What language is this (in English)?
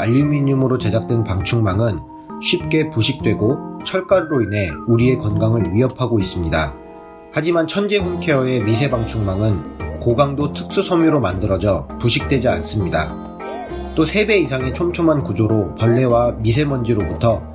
Korean